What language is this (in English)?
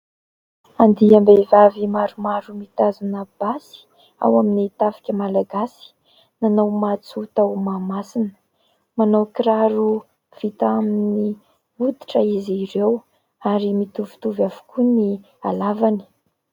Malagasy